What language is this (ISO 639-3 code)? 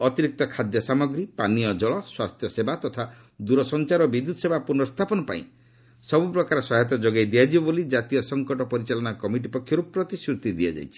ori